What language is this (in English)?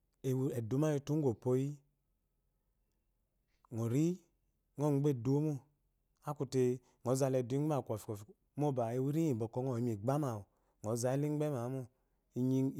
Eloyi